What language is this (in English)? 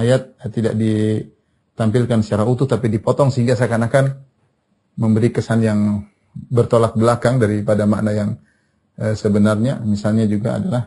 Indonesian